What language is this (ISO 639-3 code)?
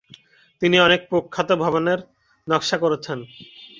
ben